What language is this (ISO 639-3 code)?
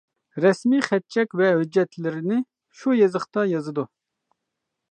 uig